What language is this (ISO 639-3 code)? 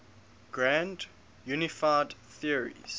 eng